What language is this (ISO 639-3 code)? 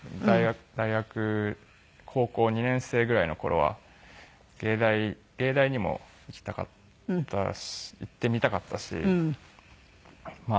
jpn